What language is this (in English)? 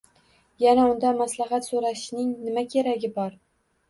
Uzbek